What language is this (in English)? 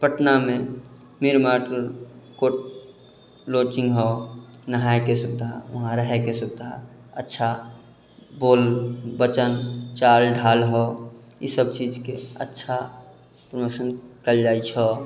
Maithili